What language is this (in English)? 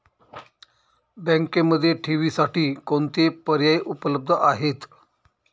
Marathi